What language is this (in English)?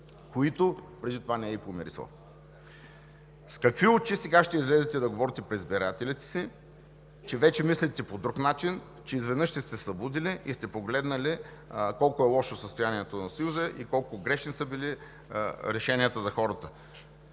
Bulgarian